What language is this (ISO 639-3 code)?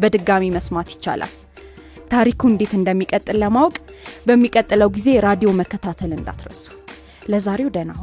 amh